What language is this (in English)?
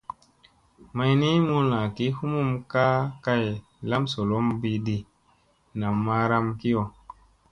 Musey